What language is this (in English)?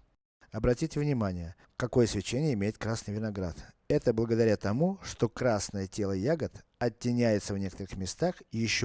Russian